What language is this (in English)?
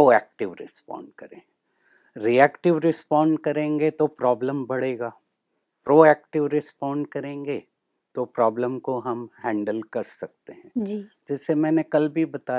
Hindi